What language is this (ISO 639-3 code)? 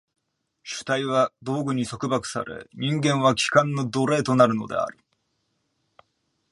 jpn